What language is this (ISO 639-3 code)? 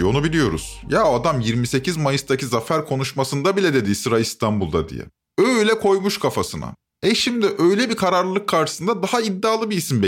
tur